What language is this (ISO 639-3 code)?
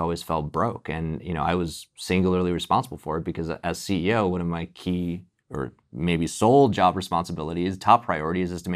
eng